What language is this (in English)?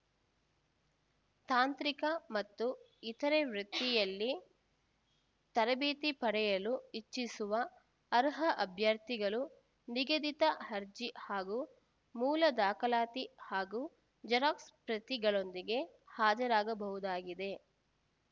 Kannada